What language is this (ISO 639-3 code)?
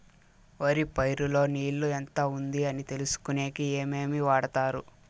tel